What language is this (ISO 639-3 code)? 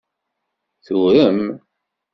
kab